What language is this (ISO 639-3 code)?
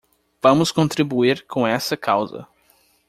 por